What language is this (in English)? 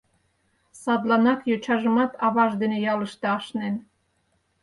Mari